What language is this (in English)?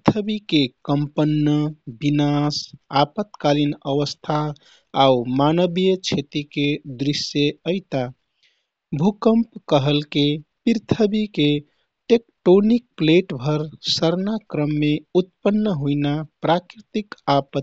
Kathoriya Tharu